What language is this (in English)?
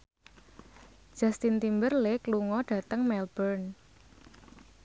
Javanese